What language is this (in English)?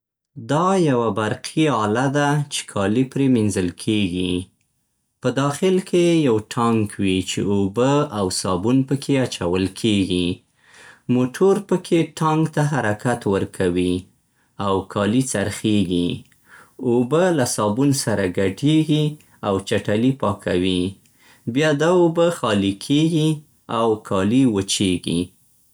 Central Pashto